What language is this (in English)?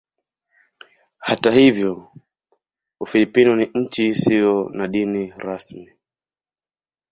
Swahili